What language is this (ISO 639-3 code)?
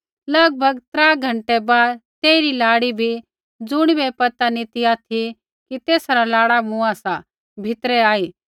kfx